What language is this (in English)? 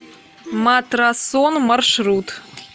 Russian